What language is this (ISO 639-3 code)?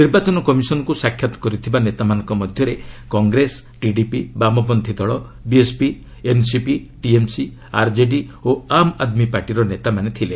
ori